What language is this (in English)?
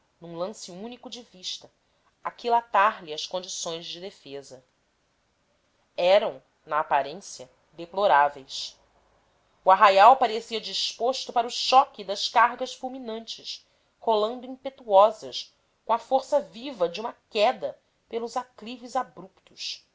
Portuguese